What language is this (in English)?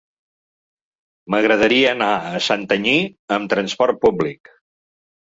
Catalan